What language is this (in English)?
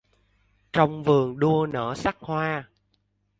Vietnamese